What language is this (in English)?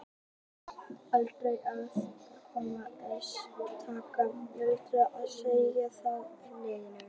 Icelandic